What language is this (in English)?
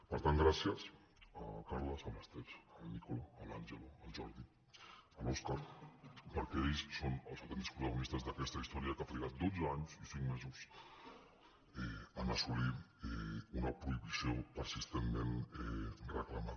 Catalan